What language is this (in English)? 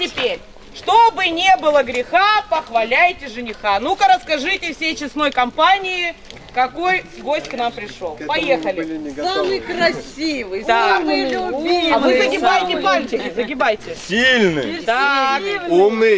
Russian